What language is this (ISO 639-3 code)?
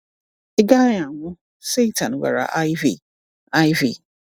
ibo